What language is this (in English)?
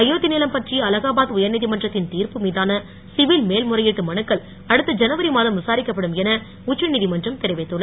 Tamil